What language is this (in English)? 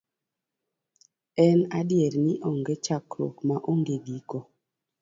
Luo (Kenya and Tanzania)